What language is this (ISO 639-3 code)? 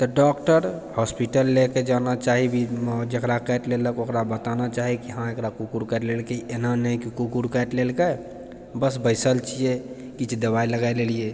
mai